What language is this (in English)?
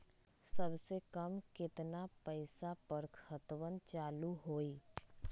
Magahi